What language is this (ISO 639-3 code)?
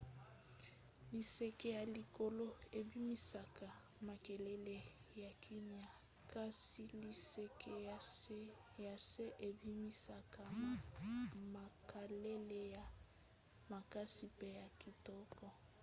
lin